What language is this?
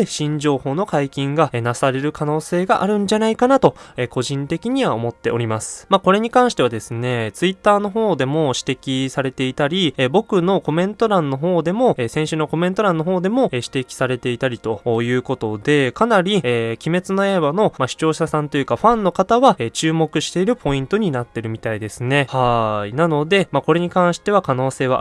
Japanese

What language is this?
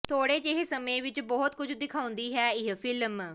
Punjabi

